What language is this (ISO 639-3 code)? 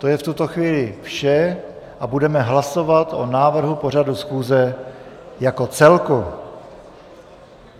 ces